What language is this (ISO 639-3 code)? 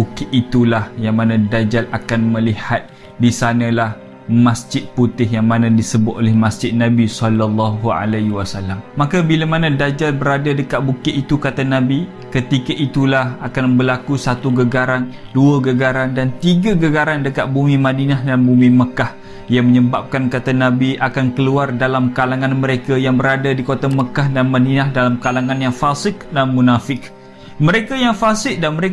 msa